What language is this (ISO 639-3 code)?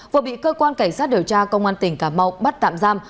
vie